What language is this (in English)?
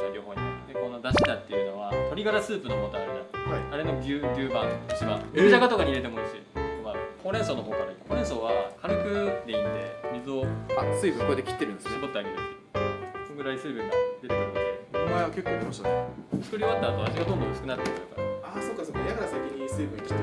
Japanese